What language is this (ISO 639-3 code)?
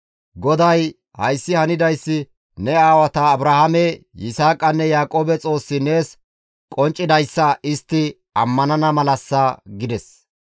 gmv